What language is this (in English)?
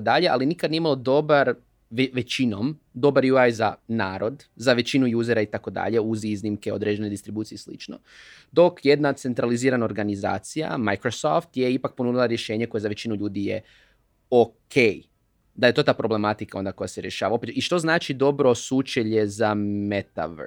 Croatian